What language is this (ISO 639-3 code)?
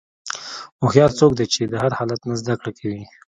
pus